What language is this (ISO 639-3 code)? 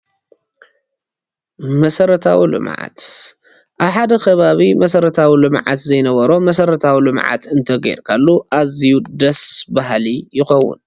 tir